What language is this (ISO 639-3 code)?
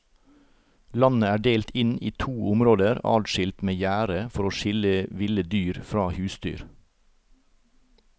nor